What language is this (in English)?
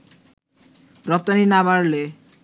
Bangla